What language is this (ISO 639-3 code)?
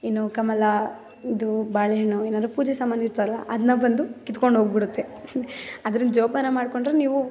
kan